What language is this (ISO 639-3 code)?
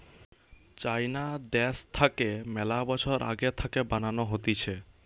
ben